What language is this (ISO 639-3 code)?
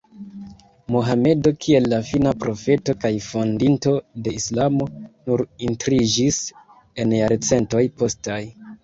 epo